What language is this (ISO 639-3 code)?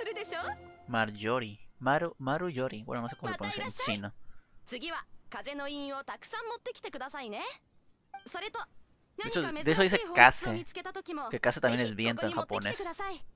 spa